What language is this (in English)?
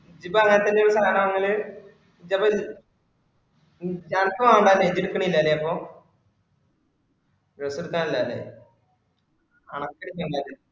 Malayalam